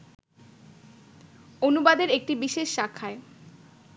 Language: Bangla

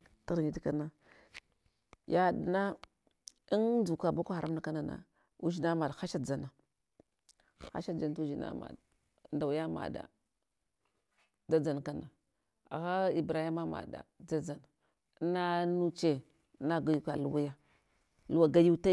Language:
Hwana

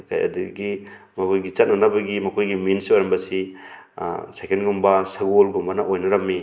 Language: Manipuri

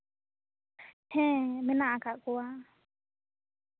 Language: Santali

